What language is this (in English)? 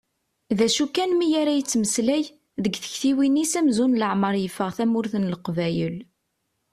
Kabyle